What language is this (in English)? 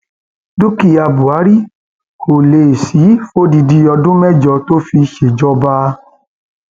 Yoruba